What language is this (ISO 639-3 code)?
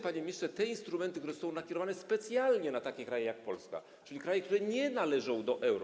pol